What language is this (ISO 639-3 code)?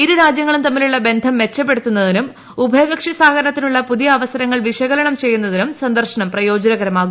mal